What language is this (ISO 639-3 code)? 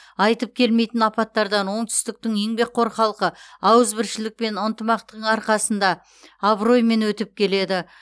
kaz